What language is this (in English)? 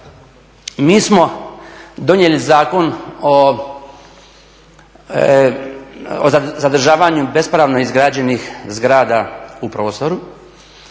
Croatian